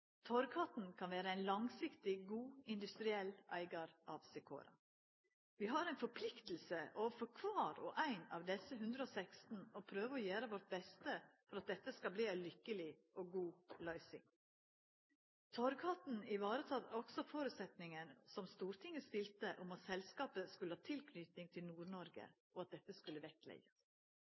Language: Norwegian Nynorsk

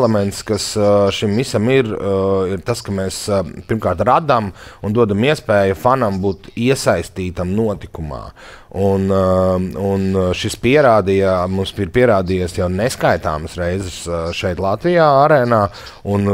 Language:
Latvian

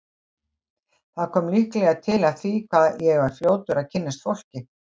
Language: Icelandic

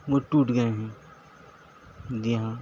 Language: Urdu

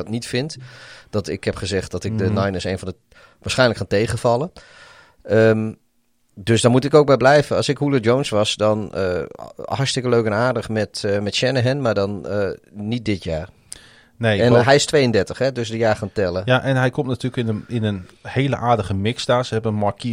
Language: Dutch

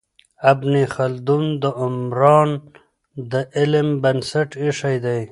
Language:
Pashto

